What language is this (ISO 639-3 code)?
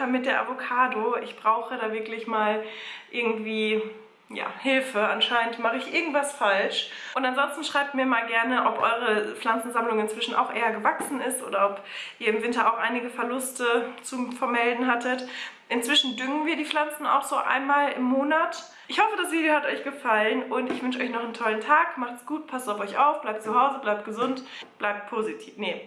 deu